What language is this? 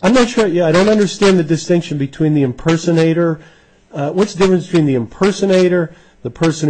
English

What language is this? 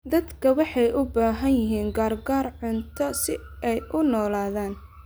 Somali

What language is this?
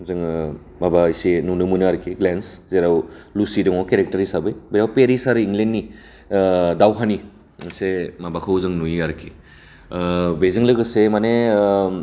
Bodo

